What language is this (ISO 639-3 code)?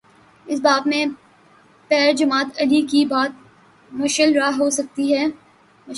urd